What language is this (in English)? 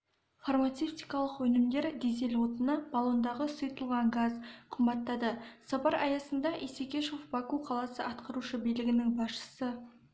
Kazakh